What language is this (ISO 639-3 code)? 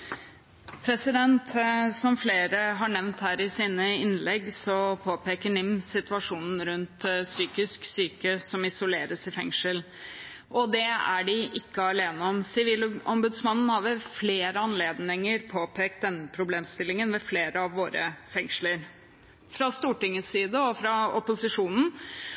nob